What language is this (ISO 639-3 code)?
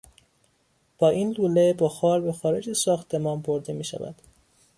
fas